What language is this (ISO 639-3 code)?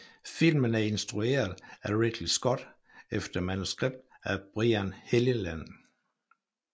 dan